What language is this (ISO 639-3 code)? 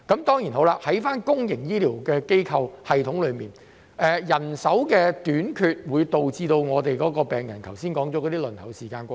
yue